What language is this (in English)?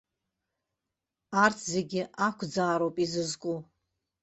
Abkhazian